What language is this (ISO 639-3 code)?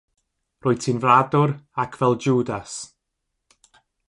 cym